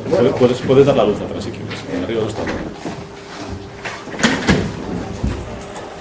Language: Spanish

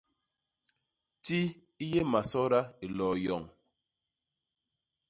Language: Basaa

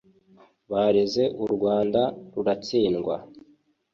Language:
Kinyarwanda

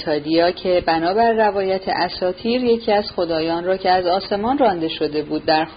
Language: Persian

